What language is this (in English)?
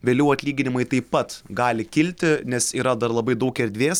Lithuanian